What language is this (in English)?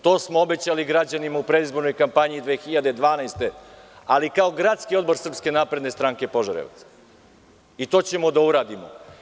Serbian